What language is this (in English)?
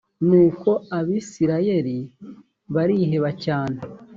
Kinyarwanda